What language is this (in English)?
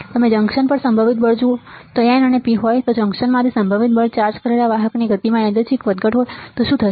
Gujarati